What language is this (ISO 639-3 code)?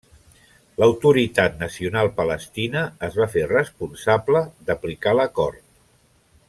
cat